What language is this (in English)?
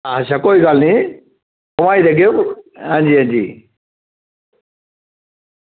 Dogri